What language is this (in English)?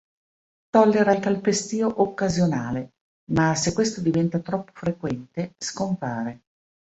Italian